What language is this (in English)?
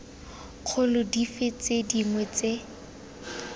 Tswana